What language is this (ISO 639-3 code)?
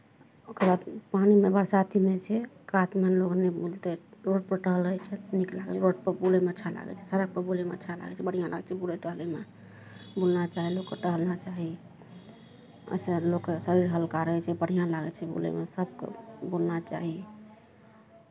mai